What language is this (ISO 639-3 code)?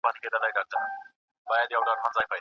pus